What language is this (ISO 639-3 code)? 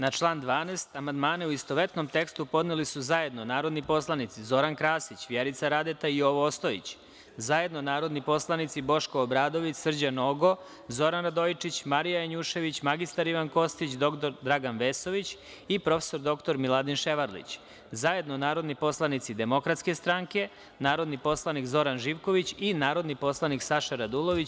srp